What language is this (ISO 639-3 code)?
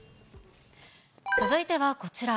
jpn